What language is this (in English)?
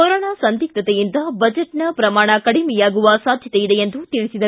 Kannada